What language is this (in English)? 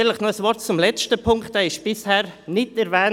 Swiss German